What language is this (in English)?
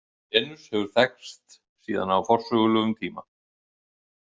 Icelandic